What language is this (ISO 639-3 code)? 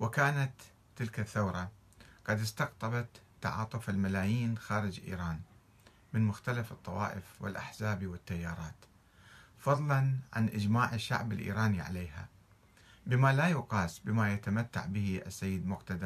ara